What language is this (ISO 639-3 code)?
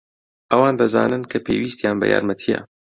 ckb